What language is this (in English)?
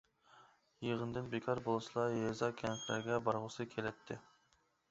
Uyghur